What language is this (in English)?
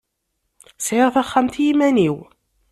Kabyle